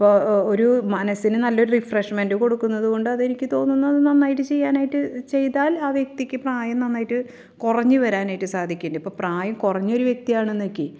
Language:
Malayalam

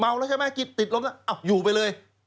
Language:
Thai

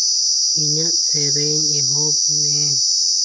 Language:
Santali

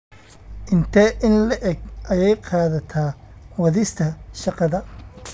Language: Somali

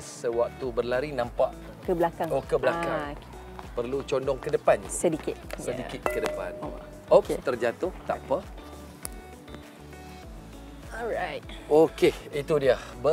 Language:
Malay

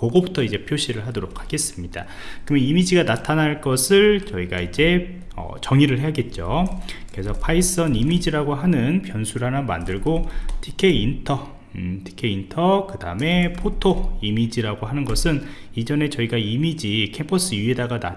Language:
Korean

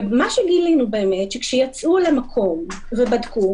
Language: Hebrew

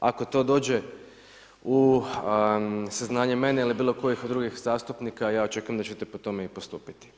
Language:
Croatian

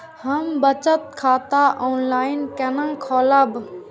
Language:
Maithili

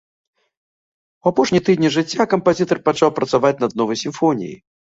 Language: Belarusian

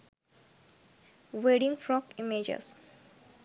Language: Sinhala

